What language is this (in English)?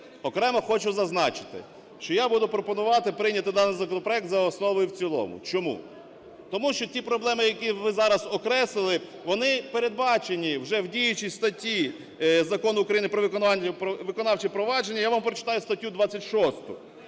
Ukrainian